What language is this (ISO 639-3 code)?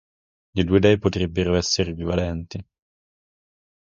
ita